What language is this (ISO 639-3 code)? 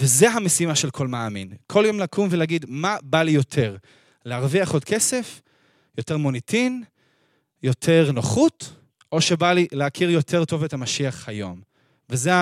heb